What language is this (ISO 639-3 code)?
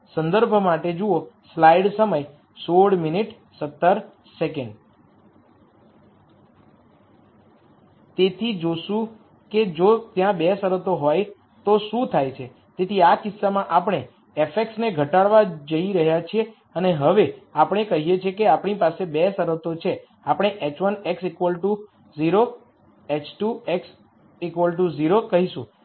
guj